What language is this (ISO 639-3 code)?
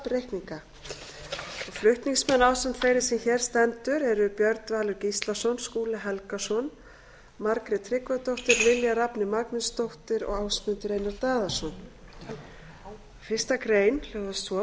isl